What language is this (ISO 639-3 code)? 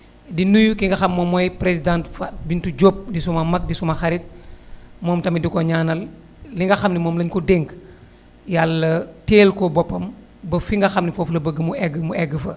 wol